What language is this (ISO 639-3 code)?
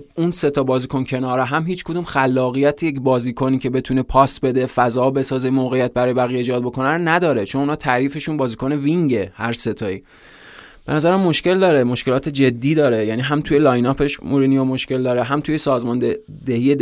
fas